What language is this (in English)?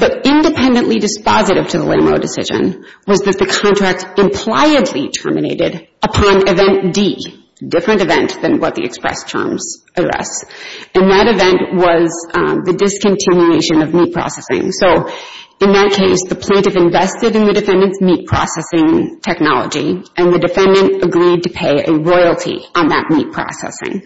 English